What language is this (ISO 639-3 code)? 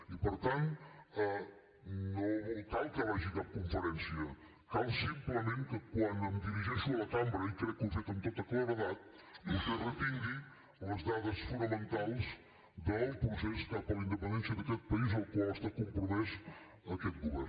cat